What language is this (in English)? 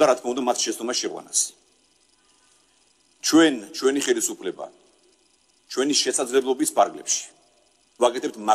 Romanian